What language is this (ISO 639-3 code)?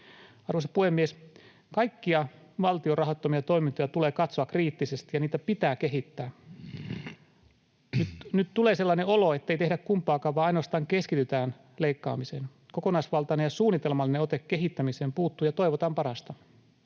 fin